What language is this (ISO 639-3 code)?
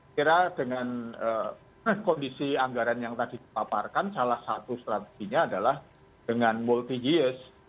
ind